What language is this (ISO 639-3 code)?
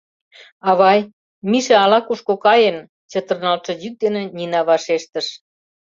chm